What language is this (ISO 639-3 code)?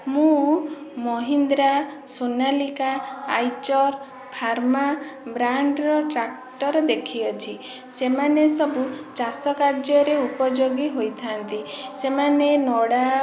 ori